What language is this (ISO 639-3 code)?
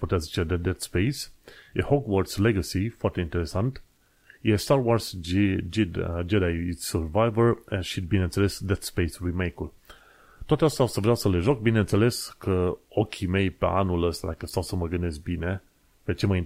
ron